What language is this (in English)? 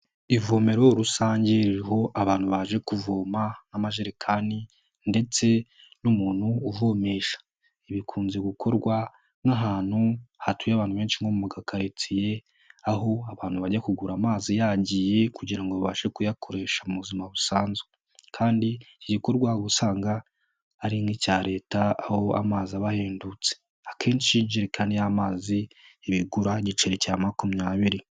Kinyarwanda